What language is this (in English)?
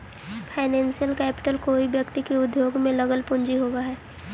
Magahi